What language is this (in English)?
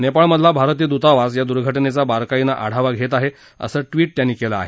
Marathi